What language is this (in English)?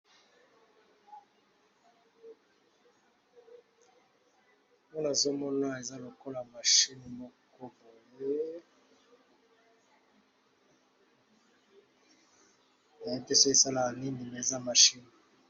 Lingala